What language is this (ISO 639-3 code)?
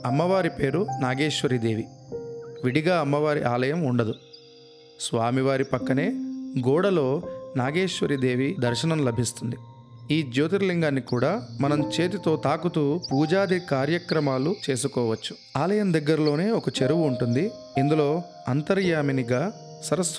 tel